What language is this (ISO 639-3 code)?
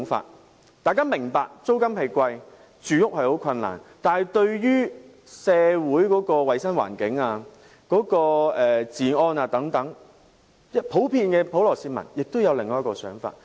yue